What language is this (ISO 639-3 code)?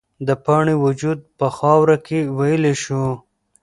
pus